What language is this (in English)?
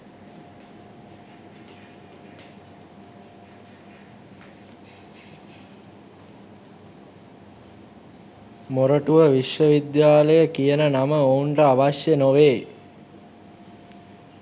Sinhala